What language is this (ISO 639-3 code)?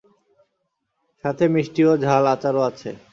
ben